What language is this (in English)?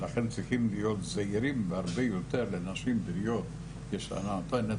Hebrew